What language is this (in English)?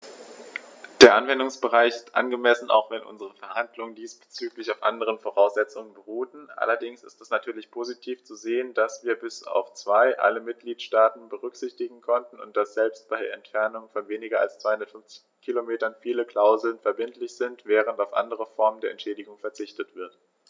German